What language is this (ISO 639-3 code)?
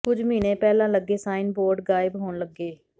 pan